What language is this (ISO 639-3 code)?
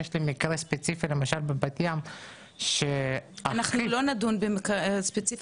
heb